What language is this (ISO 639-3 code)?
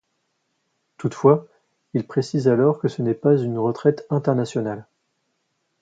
fra